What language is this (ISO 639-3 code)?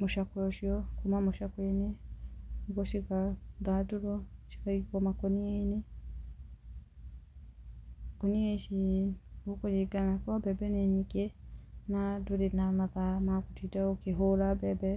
kik